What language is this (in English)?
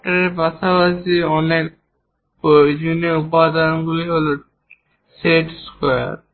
Bangla